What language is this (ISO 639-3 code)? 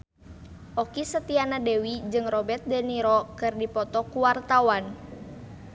sun